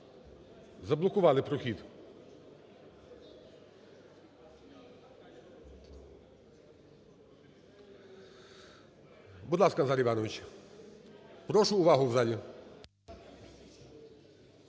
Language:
Ukrainian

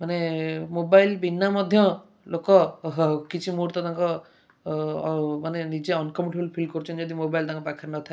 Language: Odia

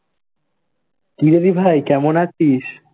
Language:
Bangla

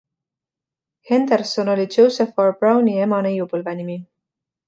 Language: Estonian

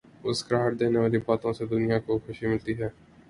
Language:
Urdu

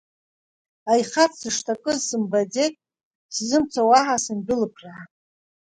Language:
Abkhazian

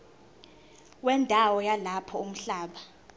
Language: Zulu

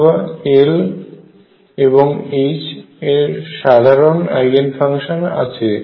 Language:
Bangla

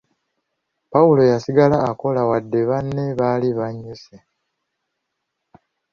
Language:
Ganda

